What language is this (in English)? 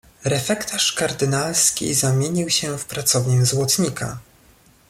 Polish